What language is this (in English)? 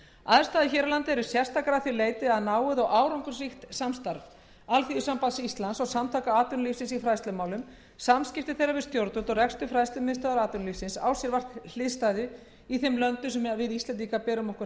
Icelandic